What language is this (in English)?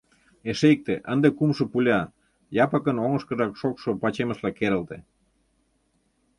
Mari